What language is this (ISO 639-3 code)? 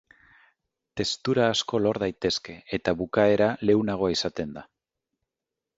eus